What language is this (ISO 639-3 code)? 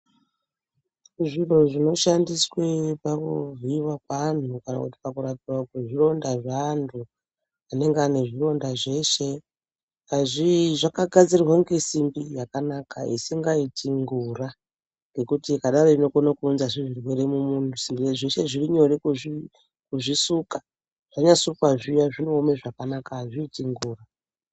ndc